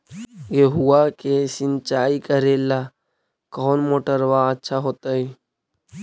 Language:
Magahi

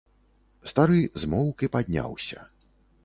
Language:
Belarusian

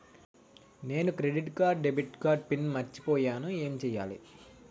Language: Telugu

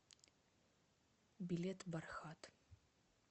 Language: Russian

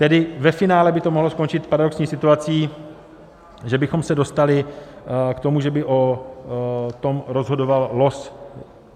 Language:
Czech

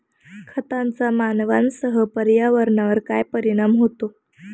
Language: Marathi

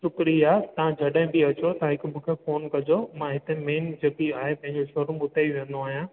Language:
Sindhi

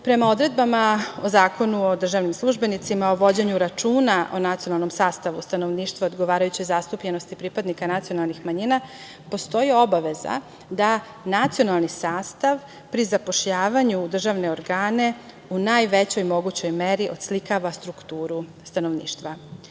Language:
Serbian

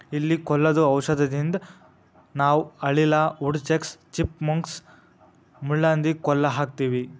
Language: Kannada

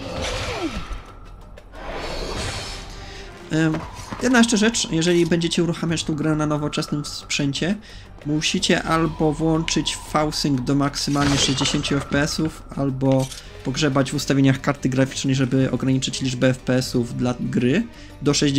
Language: Polish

